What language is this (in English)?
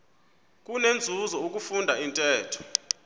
Xhosa